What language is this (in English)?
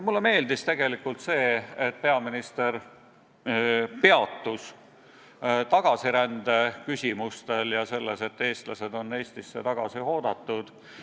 Estonian